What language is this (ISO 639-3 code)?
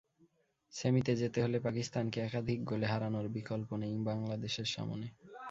ben